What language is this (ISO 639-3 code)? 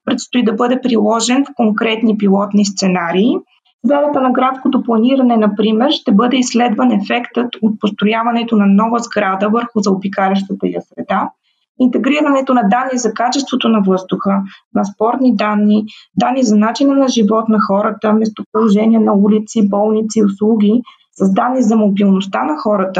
bul